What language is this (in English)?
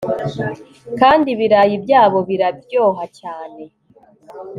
Kinyarwanda